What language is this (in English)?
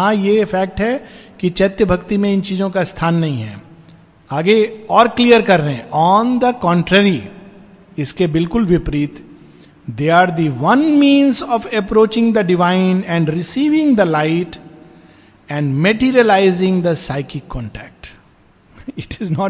Hindi